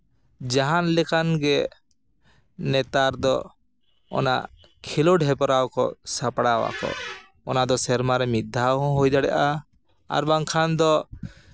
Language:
Santali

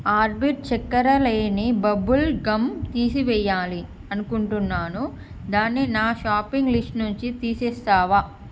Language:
Telugu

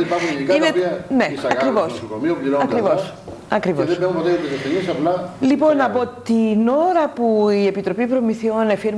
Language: Greek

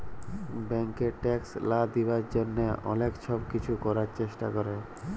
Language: Bangla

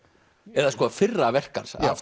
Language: Icelandic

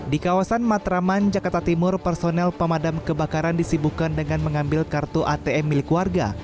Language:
Indonesian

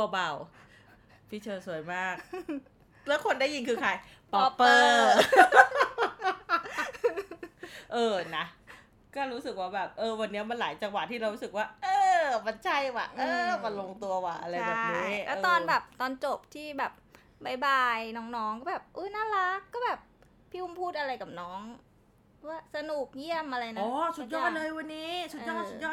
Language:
Thai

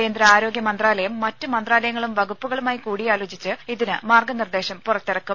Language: Malayalam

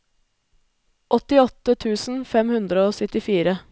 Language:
Norwegian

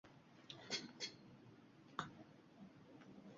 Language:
Uzbek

